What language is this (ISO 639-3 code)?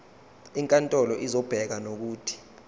zul